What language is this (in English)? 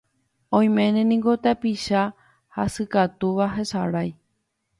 Guarani